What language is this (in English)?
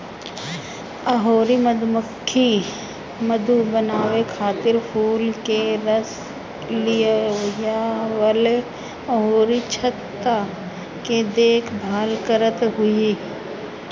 Bhojpuri